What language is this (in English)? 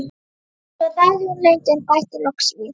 Icelandic